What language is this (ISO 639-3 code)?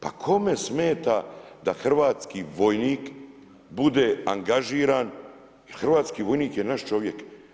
hrv